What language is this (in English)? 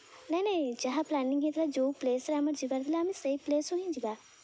Odia